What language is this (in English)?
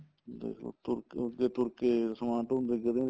Punjabi